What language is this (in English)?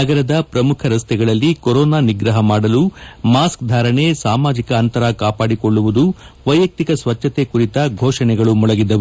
Kannada